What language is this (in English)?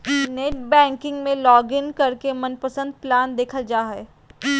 Magahi